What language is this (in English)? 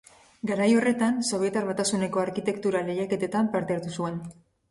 Basque